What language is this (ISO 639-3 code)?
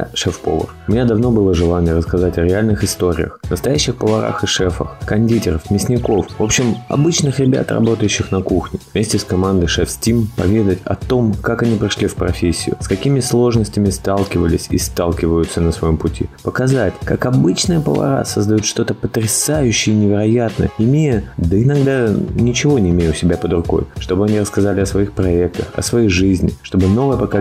rus